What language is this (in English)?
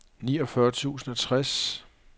Danish